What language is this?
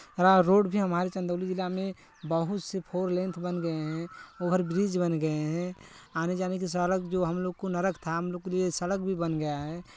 Hindi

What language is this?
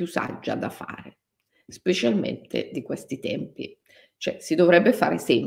Italian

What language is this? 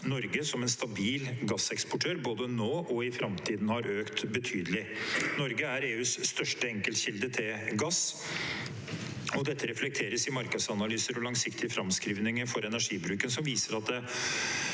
Norwegian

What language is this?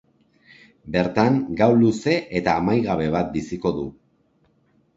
Basque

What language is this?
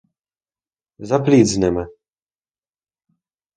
Ukrainian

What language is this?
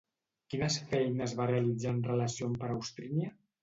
Catalan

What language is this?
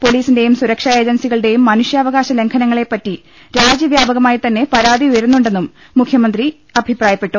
Malayalam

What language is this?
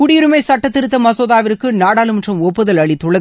Tamil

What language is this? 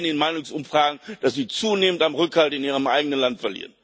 German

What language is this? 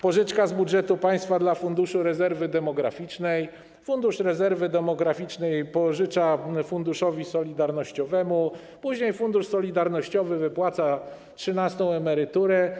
Polish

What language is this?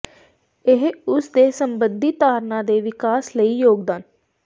Punjabi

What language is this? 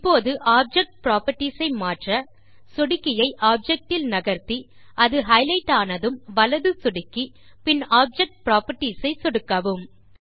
Tamil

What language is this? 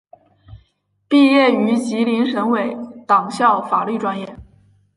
Chinese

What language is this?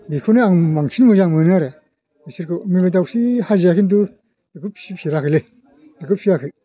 Bodo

